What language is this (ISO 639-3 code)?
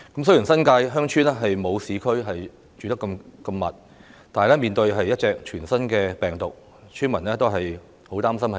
yue